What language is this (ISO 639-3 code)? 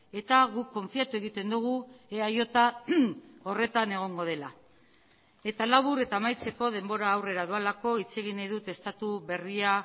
eus